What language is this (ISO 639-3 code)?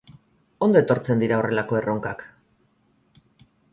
eus